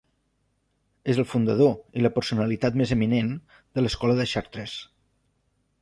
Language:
Catalan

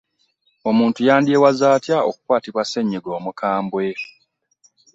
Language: Ganda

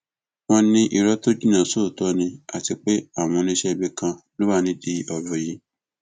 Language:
Yoruba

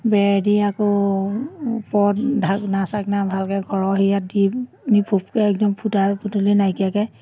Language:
Assamese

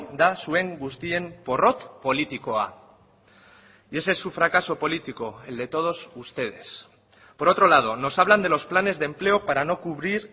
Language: Spanish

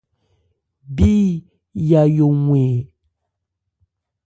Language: Ebrié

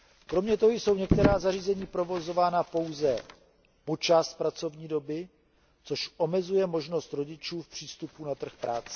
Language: Czech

